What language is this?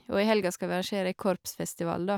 Norwegian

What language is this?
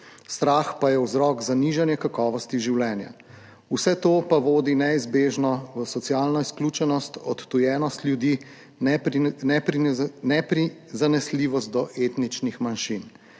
Slovenian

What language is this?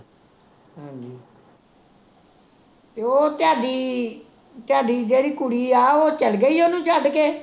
Punjabi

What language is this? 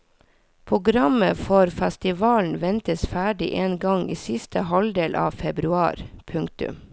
Norwegian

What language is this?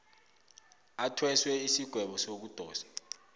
South Ndebele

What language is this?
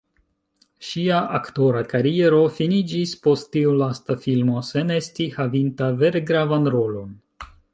Esperanto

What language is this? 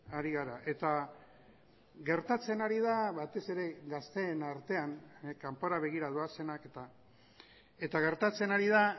Basque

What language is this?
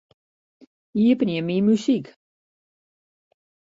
Western Frisian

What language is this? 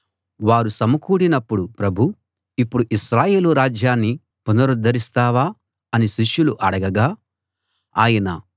Telugu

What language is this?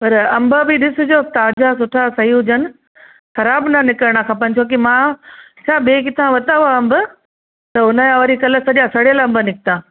Sindhi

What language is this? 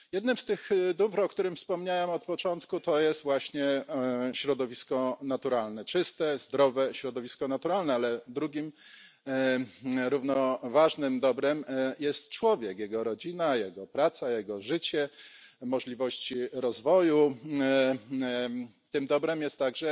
Polish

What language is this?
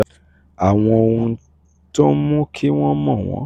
Yoruba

